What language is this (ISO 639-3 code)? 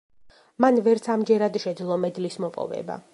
kat